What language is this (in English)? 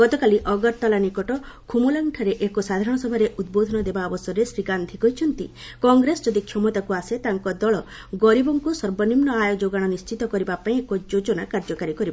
Odia